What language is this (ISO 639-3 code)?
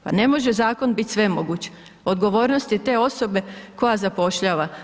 hrv